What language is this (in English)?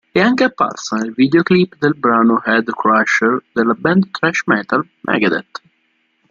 Italian